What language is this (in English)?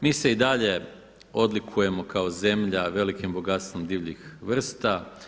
Croatian